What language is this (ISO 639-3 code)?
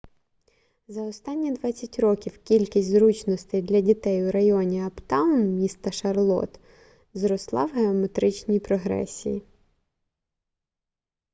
ukr